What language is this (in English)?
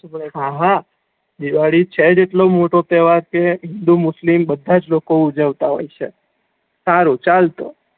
Gujarati